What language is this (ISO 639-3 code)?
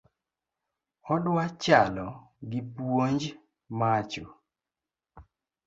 luo